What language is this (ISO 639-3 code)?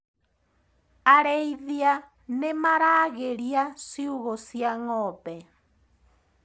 kik